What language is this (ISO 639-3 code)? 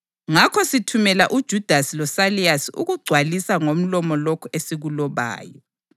nde